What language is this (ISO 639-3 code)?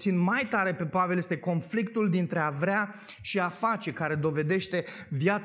ron